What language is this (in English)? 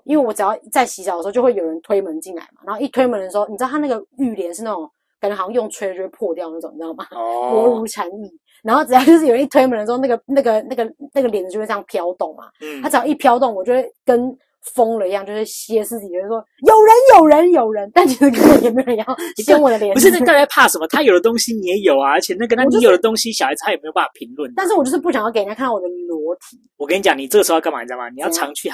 Chinese